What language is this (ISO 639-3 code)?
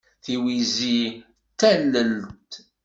kab